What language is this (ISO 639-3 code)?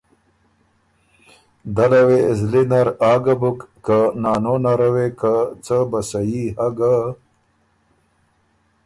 oru